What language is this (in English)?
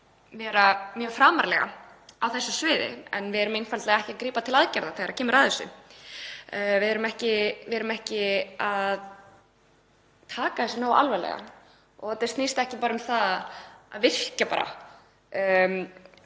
Icelandic